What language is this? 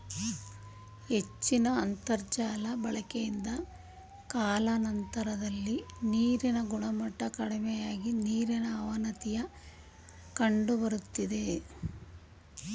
Kannada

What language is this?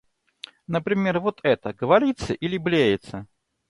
Russian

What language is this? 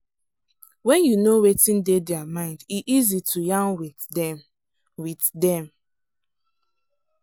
Nigerian Pidgin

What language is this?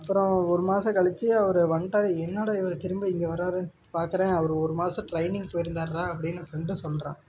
Tamil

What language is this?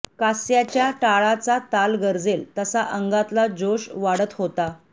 Marathi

